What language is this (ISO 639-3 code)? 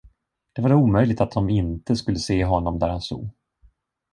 swe